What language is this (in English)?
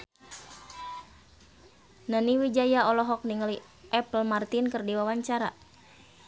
Sundanese